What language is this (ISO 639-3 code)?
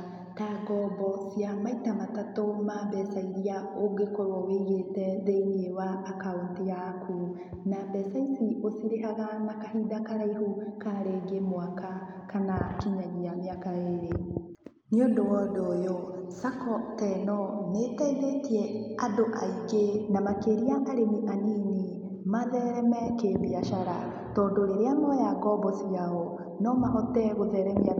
kik